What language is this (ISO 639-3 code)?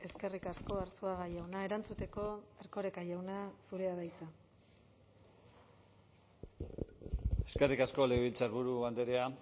eus